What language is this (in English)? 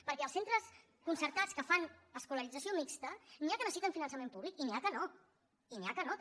Catalan